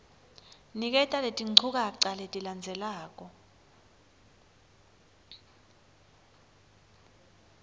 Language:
Swati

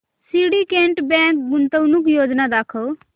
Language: Marathi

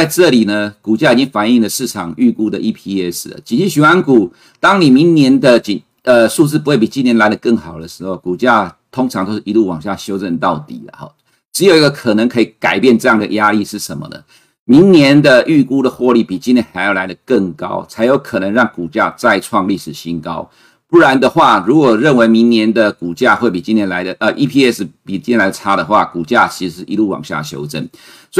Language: Chinese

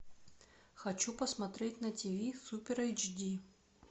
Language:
Russian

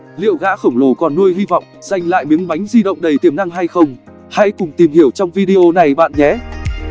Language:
Vietnamese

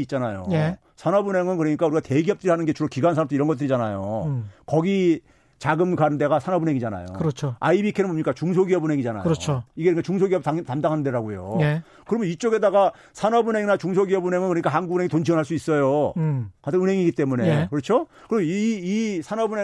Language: Korean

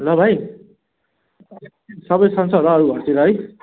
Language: Nepali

